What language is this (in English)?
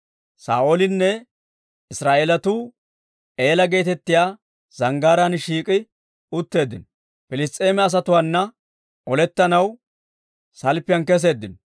Dawro